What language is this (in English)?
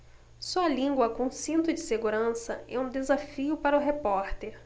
Portuguese